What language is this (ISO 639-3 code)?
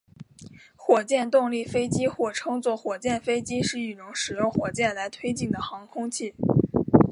zho